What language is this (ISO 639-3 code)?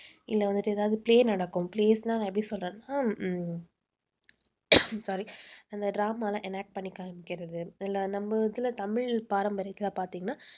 tam